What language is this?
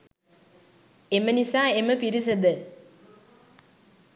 Sinhala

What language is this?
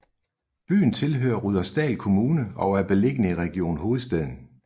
Danish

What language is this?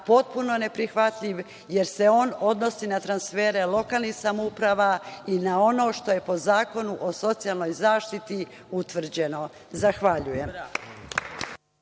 Serbian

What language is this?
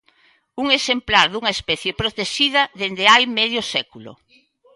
Galician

